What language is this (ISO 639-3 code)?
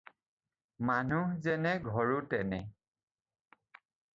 asm